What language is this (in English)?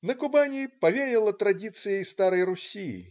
Russian